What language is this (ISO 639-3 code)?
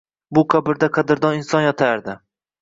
uzb